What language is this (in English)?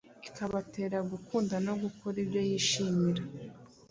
Kinyarwanda